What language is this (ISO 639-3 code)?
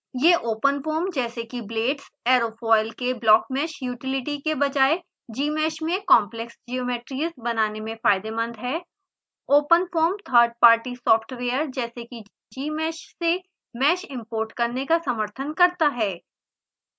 hin